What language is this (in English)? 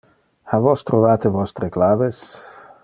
Interlingua